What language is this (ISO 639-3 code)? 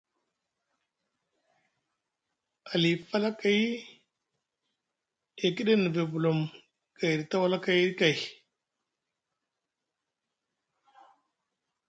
mug